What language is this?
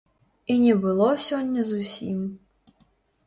Belarusian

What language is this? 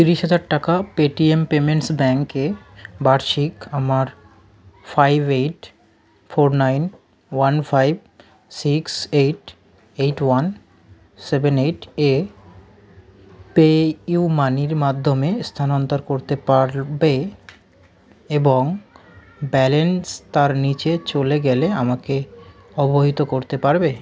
Bangla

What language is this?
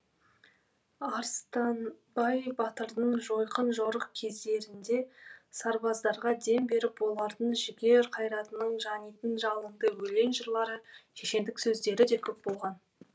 Kazakh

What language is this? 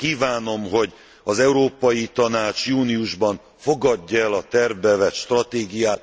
Hungarian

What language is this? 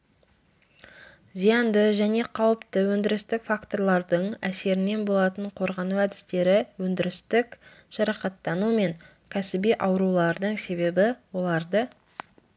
Kazakh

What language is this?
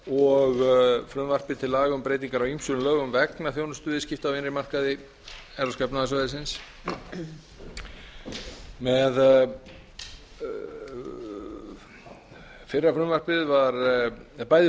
Icelandic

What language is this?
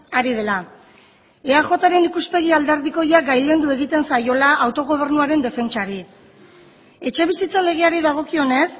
Basque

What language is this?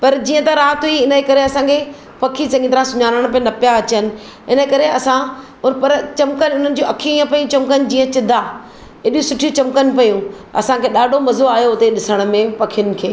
Sindhi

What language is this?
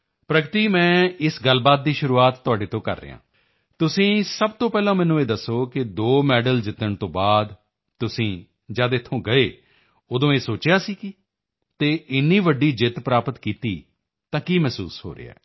Punjabi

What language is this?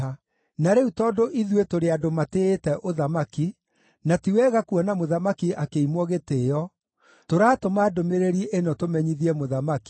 Kikuyu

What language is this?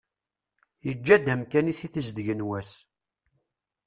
Kabyle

